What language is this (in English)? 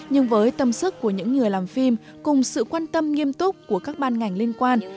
Vietnamese